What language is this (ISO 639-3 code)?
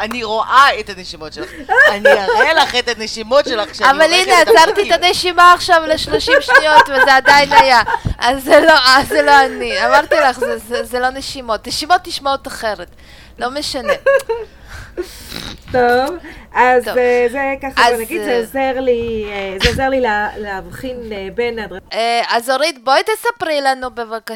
heb